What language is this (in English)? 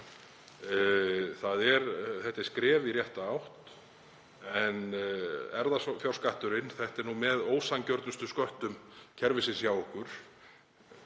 Icelandic